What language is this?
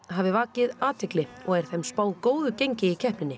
Icelandic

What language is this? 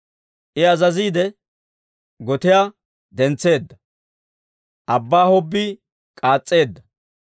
Dawro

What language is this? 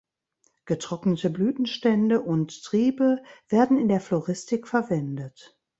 German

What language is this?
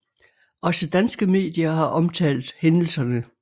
Danish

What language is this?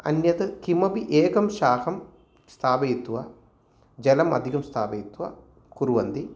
Sanskrit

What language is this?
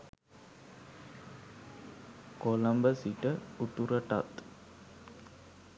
Sinhala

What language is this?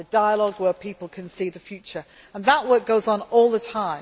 English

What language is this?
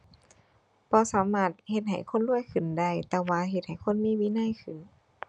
Thai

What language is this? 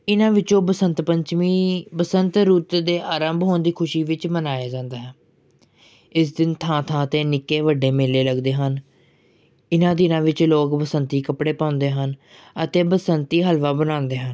Punjabi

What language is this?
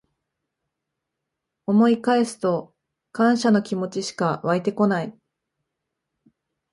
Japanese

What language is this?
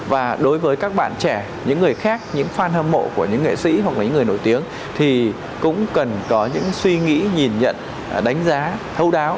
Vietnamese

